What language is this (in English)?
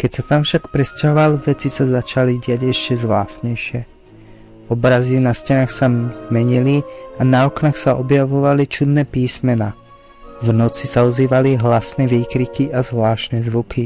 Slovak